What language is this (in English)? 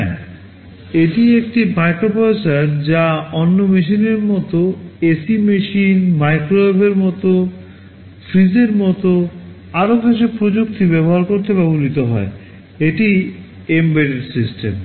Bangla